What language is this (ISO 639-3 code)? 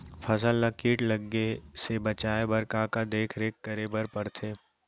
hne